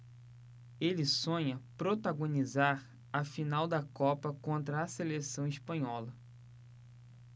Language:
Portuguese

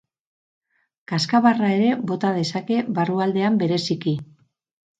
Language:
Basque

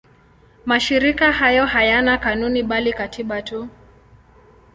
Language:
Swahili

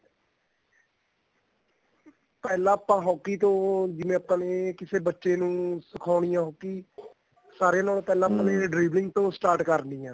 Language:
Punjabi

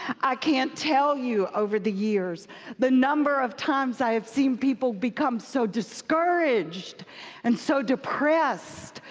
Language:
English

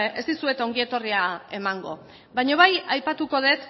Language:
Basque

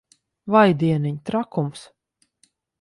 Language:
Latvian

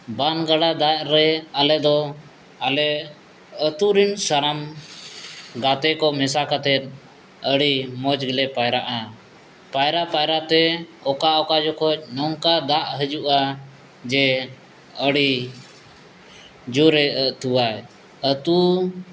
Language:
Santali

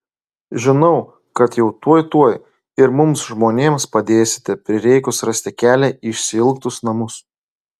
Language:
Lithuanian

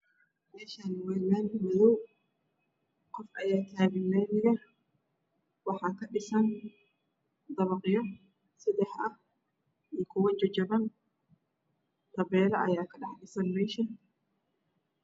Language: Somali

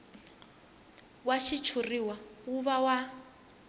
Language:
Tsonga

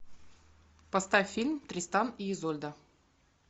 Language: Russian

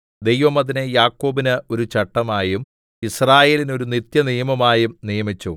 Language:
Malayalam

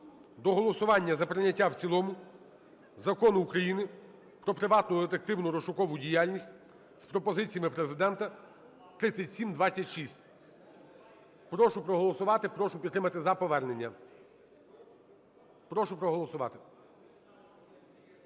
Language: Ukrainian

